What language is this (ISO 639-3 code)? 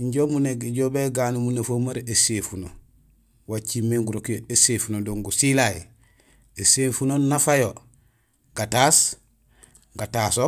gsl